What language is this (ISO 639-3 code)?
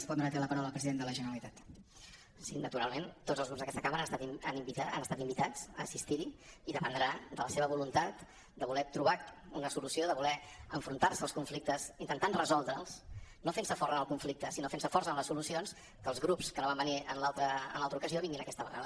cat